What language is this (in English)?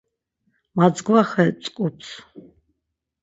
Laz